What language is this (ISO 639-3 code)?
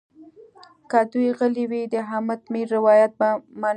pus